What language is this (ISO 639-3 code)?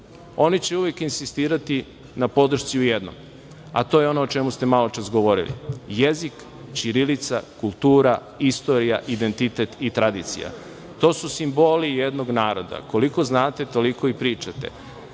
srp